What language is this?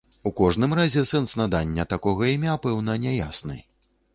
Belarusian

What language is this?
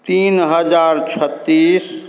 Maithili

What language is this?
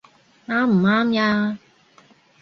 Cantonese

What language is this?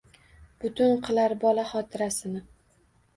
Uzbek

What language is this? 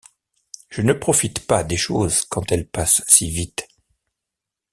French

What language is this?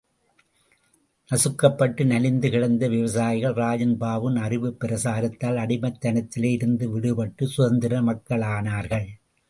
Tamil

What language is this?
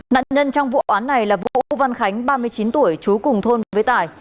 Vietnamese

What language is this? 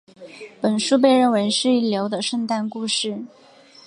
Chinese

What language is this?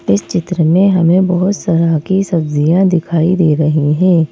Hindi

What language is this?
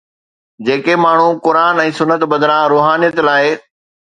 Sindhi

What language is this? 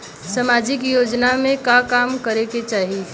Bhojpuri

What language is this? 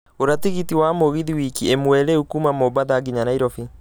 Kikuyu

